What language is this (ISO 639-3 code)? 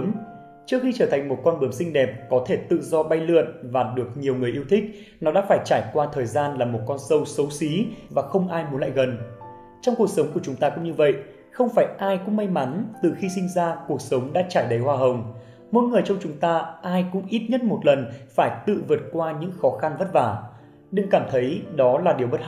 vie